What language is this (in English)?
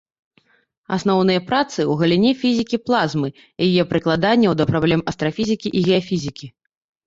Belarusian